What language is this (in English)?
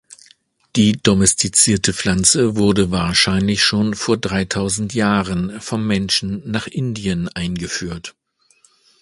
German